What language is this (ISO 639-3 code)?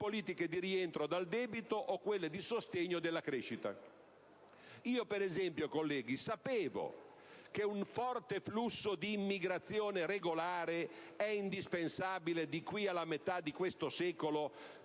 ita